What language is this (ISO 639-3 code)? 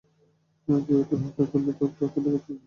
ben